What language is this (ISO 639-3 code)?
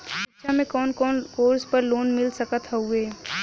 bho